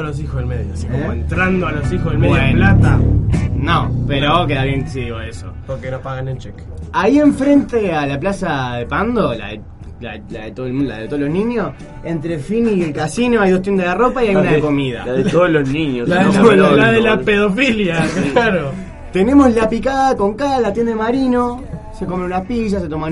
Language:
Spanish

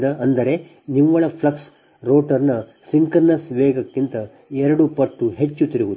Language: Kannada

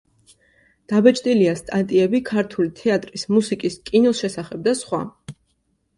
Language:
Georgian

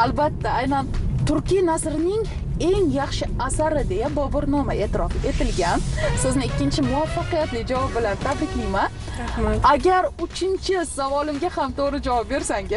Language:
Turkish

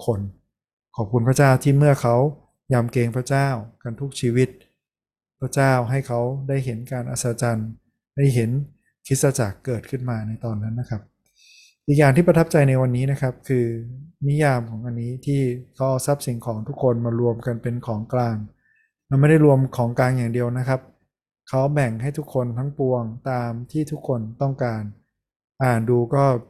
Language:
Thai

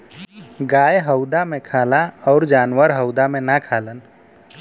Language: Bhojpuri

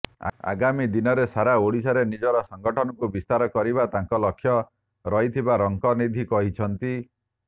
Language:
Odia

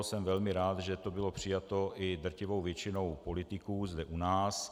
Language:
Czech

